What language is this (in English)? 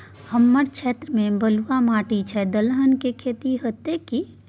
Maithili